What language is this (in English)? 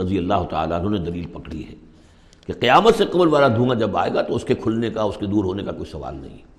Urdu